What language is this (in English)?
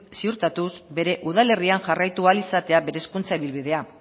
Basque